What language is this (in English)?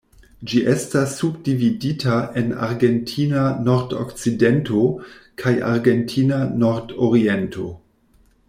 Esperanto